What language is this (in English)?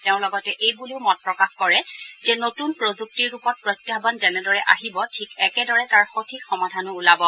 Assamese